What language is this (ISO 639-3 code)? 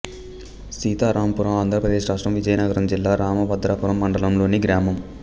tel